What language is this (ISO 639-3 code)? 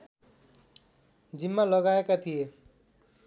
nep